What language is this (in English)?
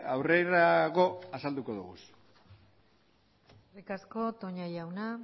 Basque